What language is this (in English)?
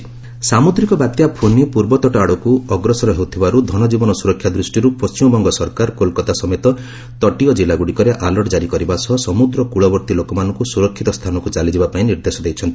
Odia